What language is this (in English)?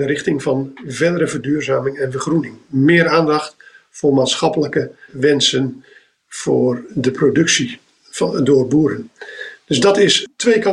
Dutch